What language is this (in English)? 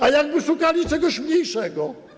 Polish